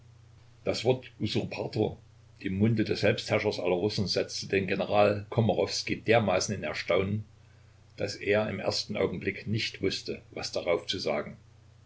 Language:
German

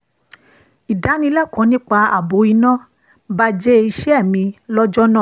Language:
Yoruba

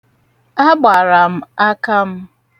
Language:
Igbo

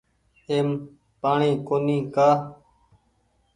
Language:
Goaria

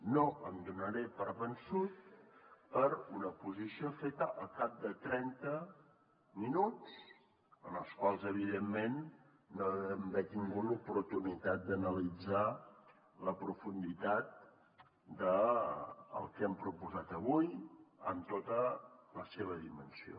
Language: Catalan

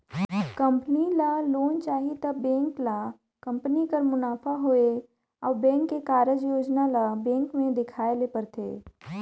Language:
Chhattisgarhi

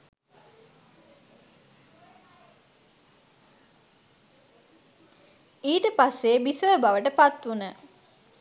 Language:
Sinhala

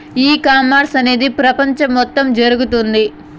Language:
Telugu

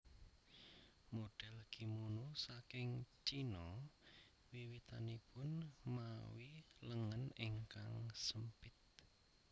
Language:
Javanese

